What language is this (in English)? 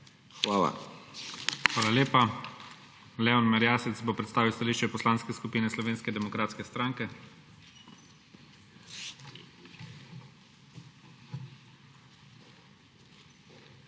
Slovenian